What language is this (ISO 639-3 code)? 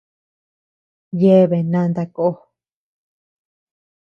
cux